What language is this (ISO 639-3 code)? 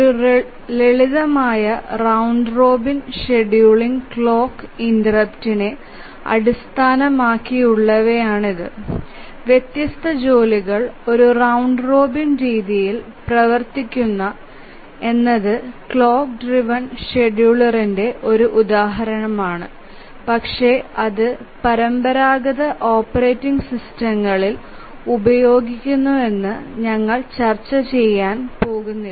mal